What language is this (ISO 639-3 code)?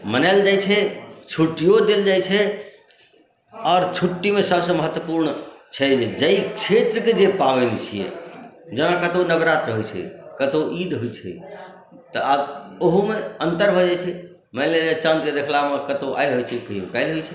mai